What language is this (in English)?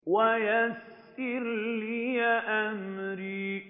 Arabic